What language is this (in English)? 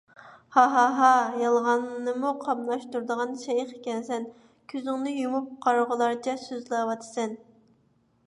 Uyghur